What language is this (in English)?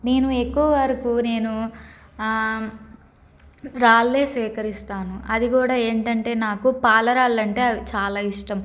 Telugu